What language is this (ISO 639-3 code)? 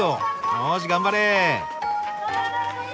jpn